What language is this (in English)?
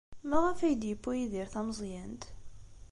Kabyle